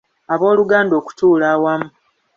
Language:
Ganda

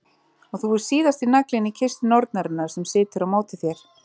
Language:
Icelandic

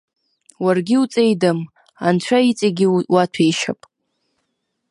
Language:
Abkhazian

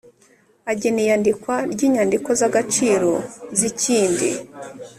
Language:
Kinyarwanda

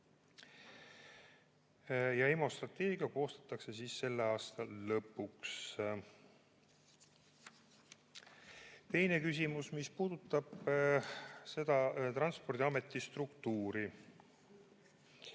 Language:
Estonian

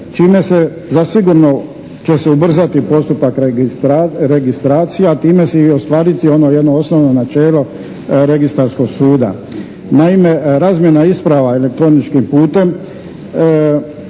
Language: Croatian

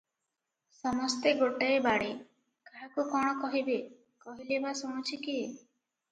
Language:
Odia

